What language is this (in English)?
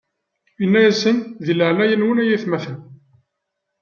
Kabyle